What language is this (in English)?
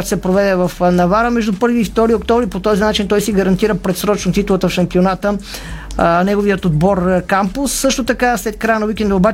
Bulgarian